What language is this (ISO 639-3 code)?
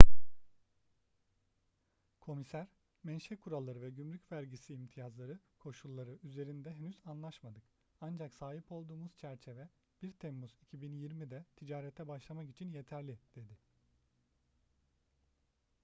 tur